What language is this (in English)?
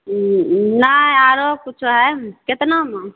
Maithili